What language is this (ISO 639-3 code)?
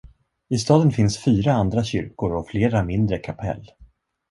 swe